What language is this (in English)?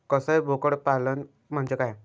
Marathi